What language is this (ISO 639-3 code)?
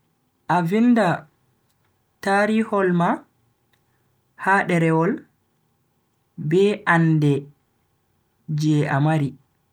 fui